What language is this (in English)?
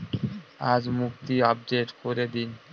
Bangla